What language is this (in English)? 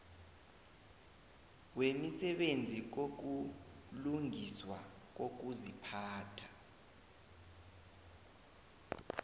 South Ndebele